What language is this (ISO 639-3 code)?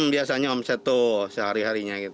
ind